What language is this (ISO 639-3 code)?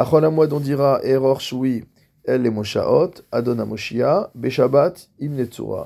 fra